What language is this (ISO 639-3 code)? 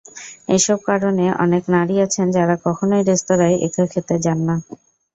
ben